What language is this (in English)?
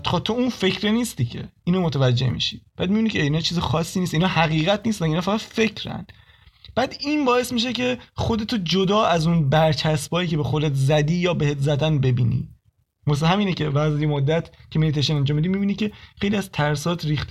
Persian